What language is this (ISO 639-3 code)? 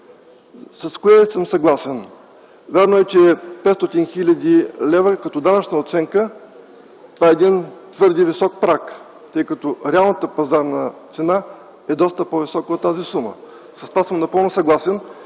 bul